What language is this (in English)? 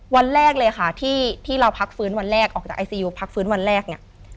Thai